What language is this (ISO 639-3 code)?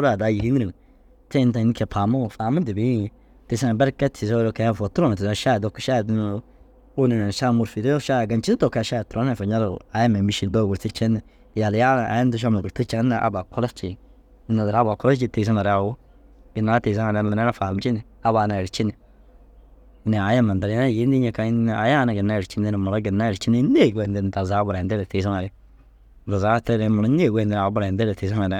dzg